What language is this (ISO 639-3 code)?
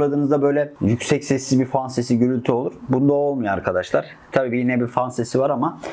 tur